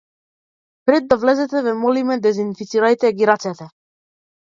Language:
Macedonian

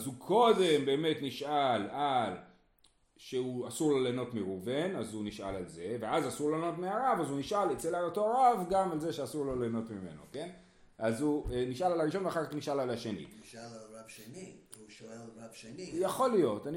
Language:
Hebrew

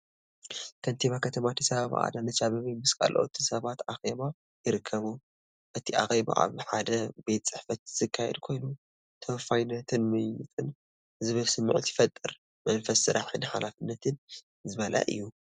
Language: Tigrinya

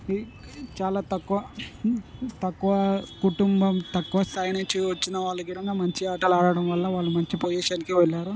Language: Telugu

